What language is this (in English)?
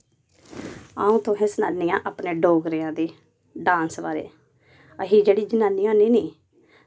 Dogri